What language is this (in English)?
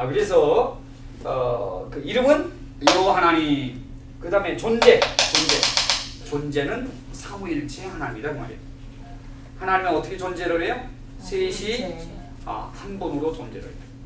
Korean